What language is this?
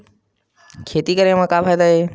Chhattisgarhi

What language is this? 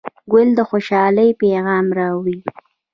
Pashto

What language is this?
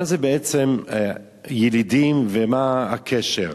Hebrew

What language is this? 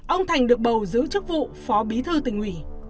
Vietnamese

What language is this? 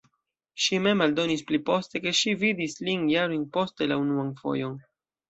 Esperanto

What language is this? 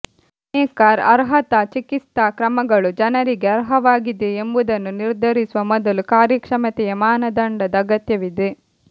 Kannada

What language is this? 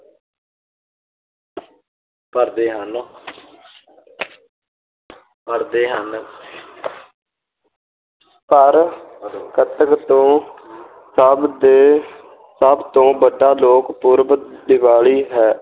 Punjabi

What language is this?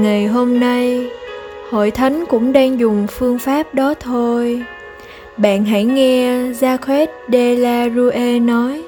Vietnamese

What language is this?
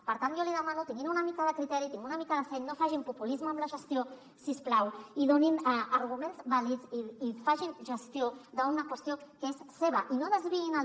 Catalan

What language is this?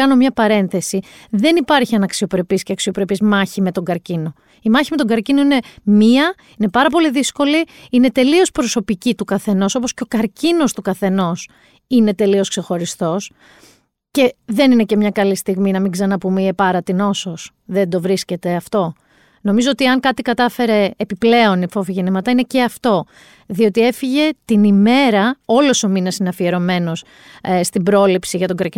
Greek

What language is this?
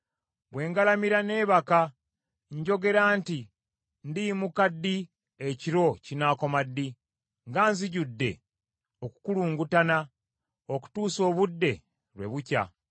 Ganda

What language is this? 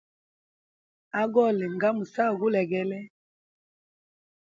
Hemba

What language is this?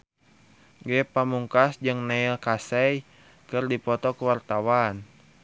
Sundanese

